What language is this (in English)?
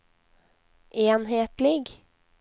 Norwegian